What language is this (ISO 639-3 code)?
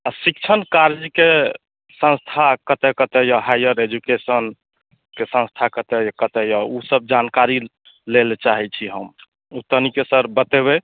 mai